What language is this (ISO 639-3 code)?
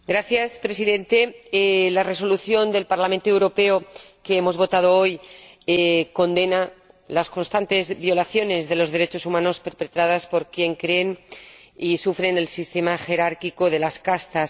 spa